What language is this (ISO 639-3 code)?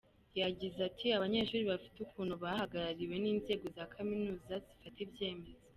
kin